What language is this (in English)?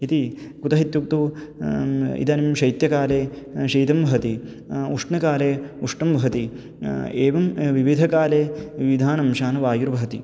Sanskrit